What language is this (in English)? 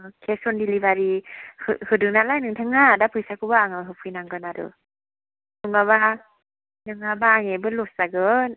Bodo